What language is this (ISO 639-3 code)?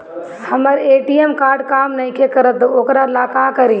bho